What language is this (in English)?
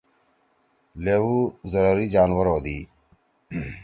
Torwali